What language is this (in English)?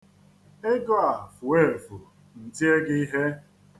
Igbo